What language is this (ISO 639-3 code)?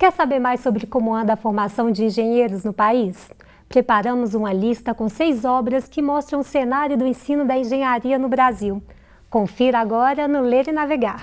por